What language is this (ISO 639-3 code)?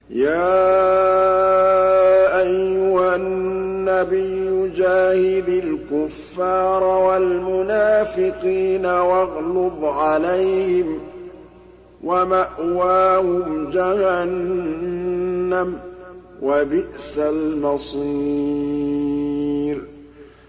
ara